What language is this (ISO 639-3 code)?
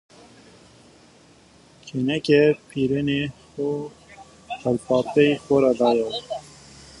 zza